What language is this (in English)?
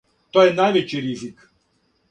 Serbian